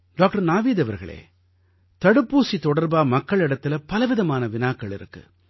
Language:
Tamil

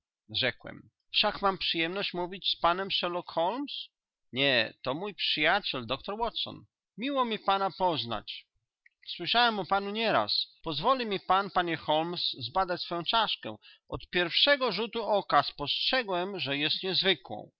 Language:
Polish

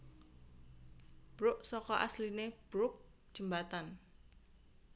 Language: Javanese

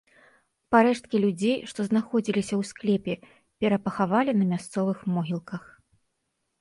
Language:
Belarusian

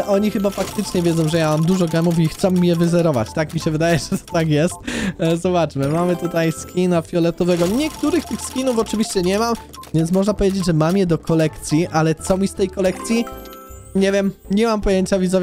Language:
Polish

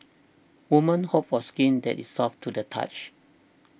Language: English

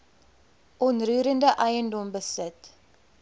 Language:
Afrikaans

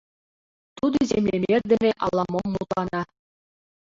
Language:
Mari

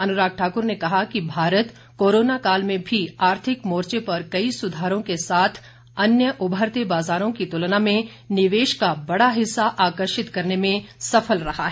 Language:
Hindi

